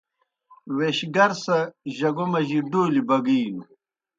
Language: Kohistani Shina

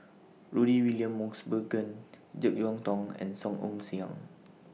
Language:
English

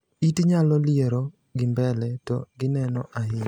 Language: Luo (Kenya and Tanzania)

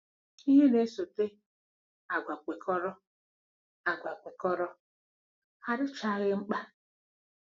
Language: Igbo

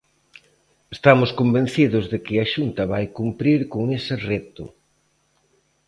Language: Galician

